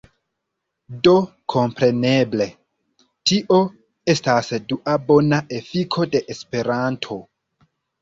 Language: Esperanto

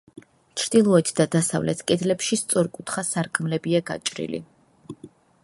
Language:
Georgian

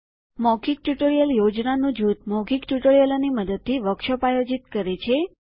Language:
Gujarati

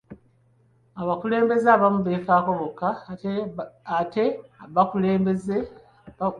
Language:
Ganda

